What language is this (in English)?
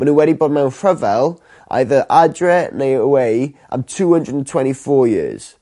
Welsh